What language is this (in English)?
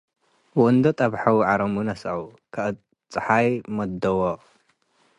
Tigre